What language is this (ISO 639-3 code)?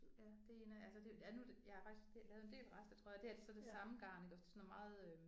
dan